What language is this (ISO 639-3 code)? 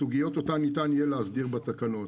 heb